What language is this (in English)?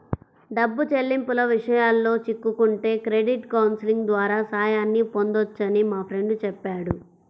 Telugu